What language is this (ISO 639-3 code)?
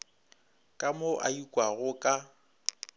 nso